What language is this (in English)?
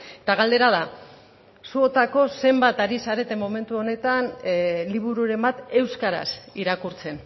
Basque